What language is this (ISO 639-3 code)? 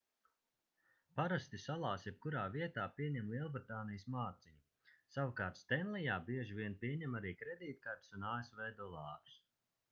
lav